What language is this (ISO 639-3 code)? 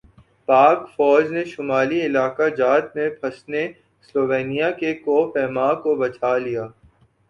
urd